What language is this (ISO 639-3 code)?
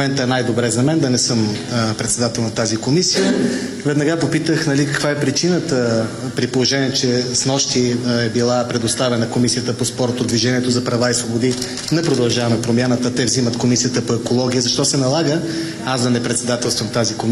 bul